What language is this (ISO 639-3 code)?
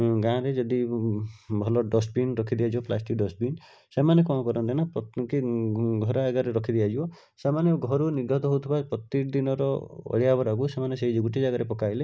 ori